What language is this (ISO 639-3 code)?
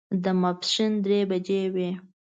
pus